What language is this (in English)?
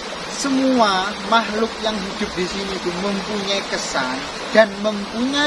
Indonesian